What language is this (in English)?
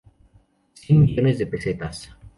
Spanish